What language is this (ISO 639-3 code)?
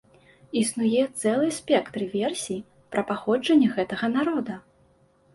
bel